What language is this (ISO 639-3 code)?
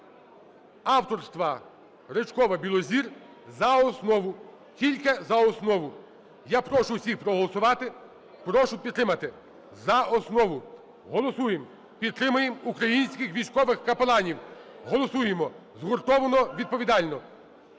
ukr